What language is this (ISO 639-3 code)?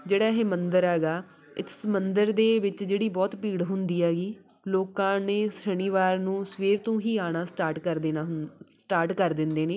pan